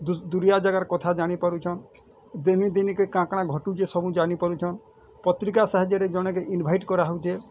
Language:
Odia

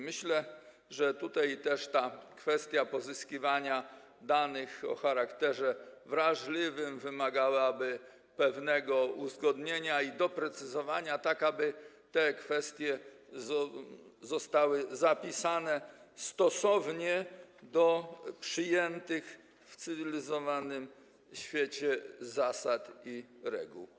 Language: Polish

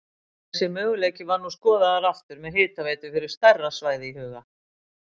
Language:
Icelandic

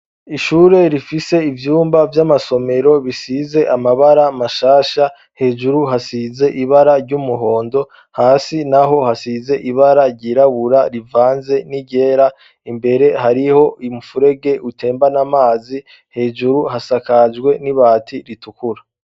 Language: Rundi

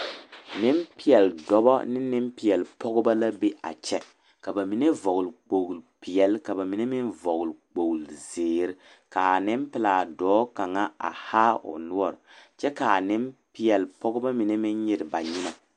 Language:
Southern Dagaare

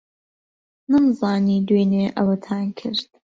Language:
Central Kurdish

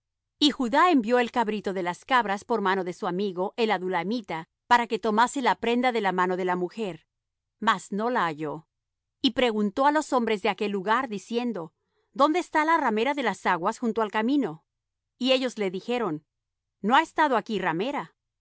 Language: Spanish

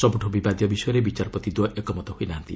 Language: Odia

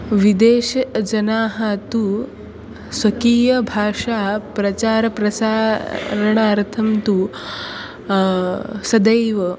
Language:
Sanskrit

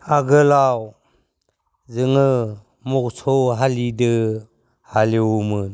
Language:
Bodo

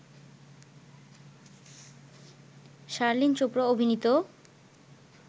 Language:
Bangla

